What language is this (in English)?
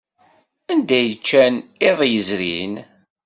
Kabyle